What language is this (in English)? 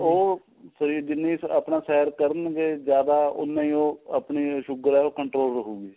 Punjabi